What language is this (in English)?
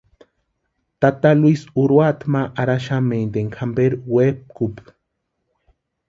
Western Highland Purepecha